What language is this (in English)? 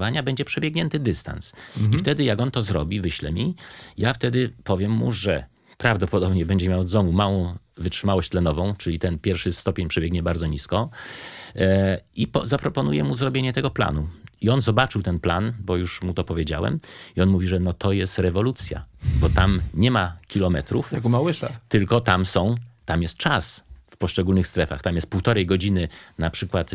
Polish